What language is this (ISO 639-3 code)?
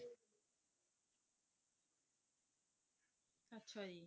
pan